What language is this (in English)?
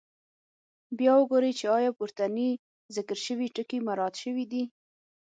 Pashto